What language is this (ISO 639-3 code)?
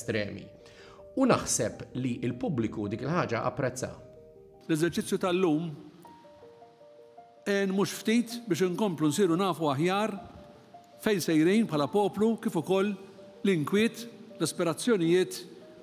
ara